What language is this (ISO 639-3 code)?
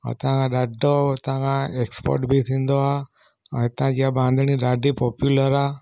snd